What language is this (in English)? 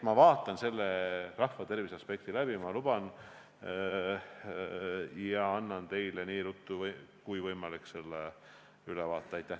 Estonian